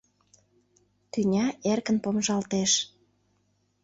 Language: Mari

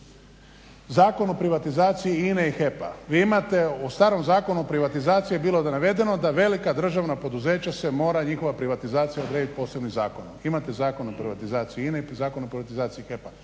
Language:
Croatian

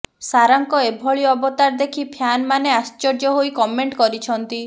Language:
Odia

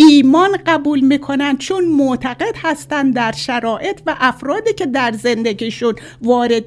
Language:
Persian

